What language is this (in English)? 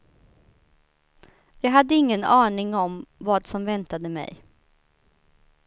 Swedish